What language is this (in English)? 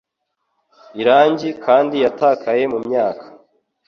Kinyarwanda